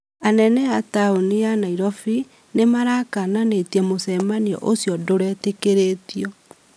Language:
Kikuyu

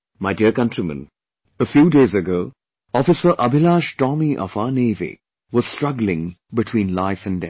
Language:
English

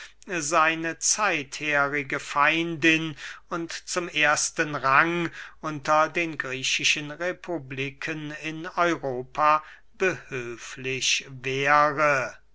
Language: German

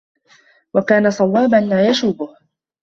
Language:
Arabic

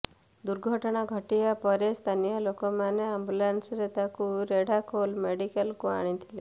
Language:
Odia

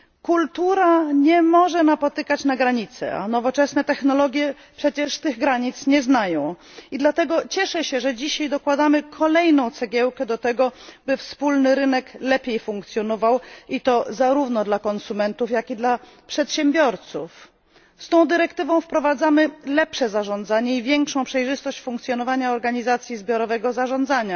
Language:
Polish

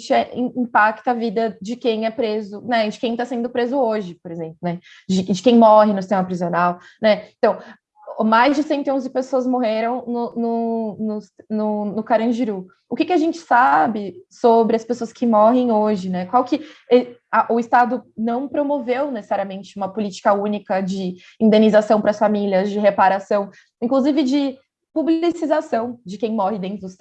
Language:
Portuguese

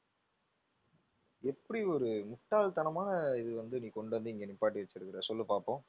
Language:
Tamil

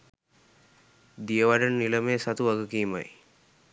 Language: Sinhala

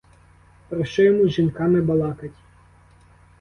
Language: Ukrainian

